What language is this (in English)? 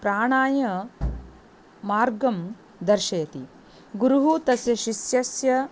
Sanskrit